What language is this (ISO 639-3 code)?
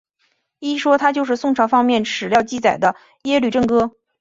zho